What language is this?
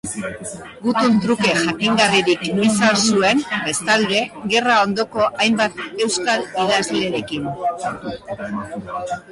Basque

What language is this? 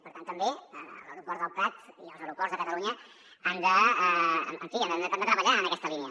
Catalan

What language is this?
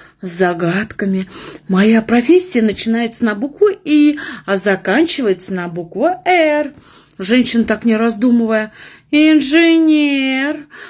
Russian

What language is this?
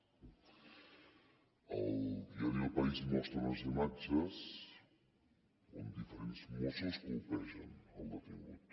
Catalan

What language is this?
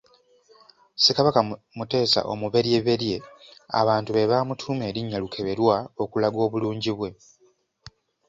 Ganda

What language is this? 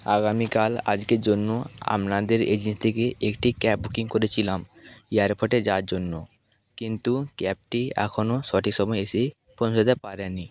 Bangla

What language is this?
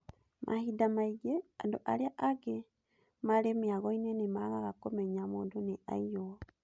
Kikuyu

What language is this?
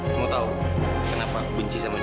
Indonesian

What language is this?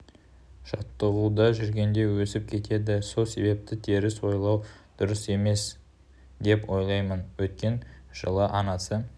Kazakh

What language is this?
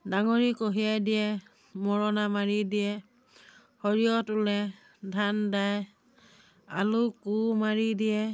Assamese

